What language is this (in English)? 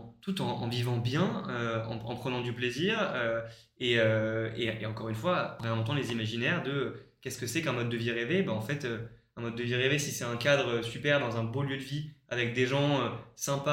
French